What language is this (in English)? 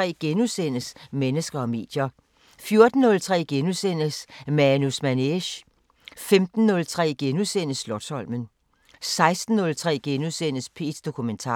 Danish